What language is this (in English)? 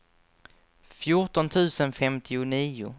Swedish